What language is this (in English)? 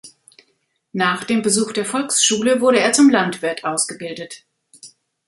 German